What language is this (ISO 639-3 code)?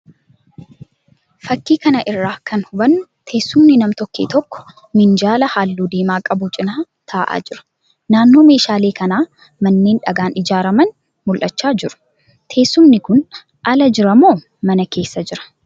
orm